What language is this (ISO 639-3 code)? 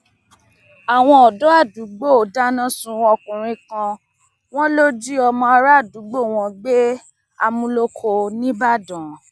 yor